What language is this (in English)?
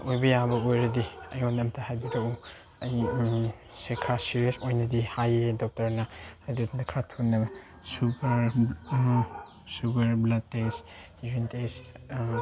Manipuri